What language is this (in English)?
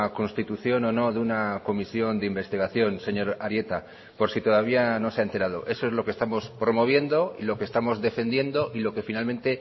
Spanish